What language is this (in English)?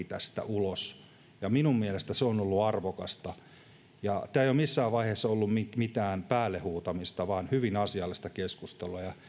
Finnish